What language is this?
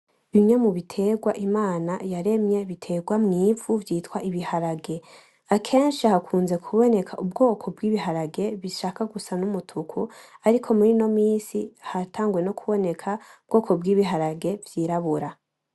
Rundi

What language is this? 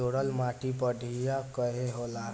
Bhojpuri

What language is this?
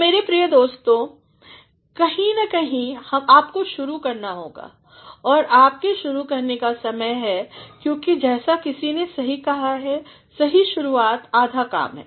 Hindi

